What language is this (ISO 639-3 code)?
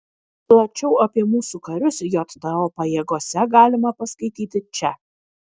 lit